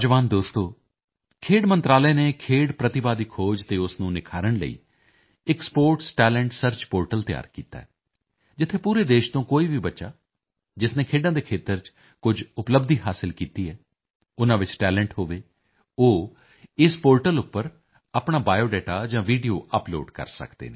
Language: Punjabi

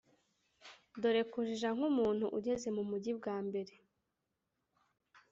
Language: Kinyarwanda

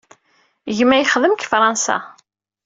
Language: Kabyle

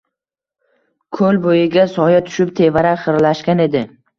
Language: Uzbek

